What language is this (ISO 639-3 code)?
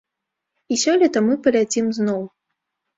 bel